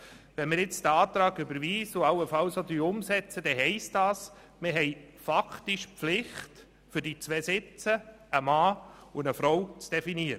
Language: Swiss German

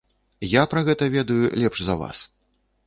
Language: Belarusian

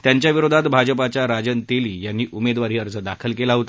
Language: Marathi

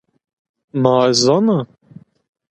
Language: Zaza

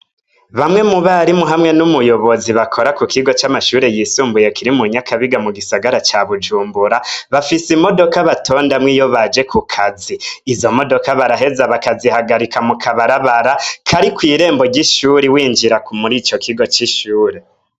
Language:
Rundi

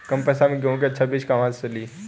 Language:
Bhojpuri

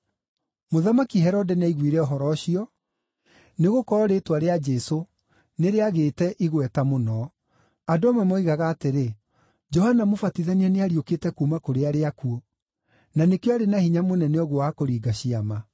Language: Kikuyu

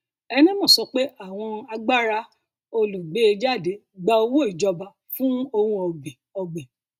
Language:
Yoruba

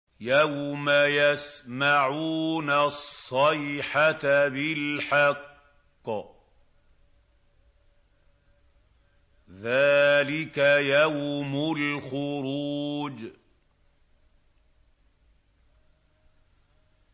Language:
Arabic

